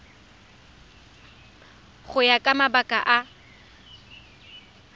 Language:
Tswana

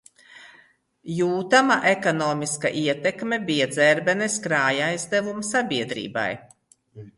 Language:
Latvian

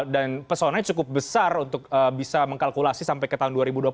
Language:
Indonesian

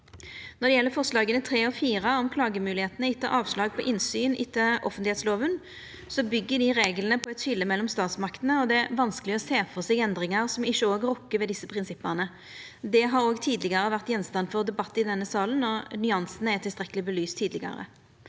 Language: Norwegian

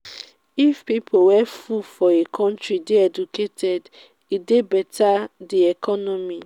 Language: Nigerian Pidgin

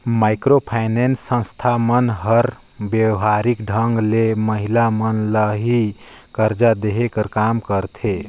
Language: Chhattisgarhi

